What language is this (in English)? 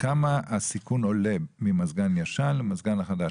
Hebrew